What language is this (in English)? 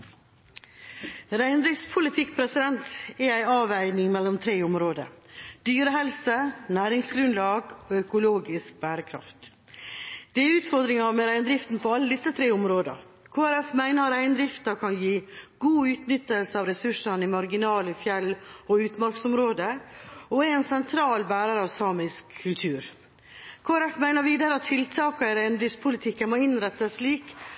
Norwegian